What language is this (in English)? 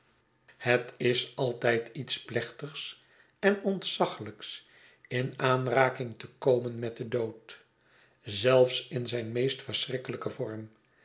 Dutch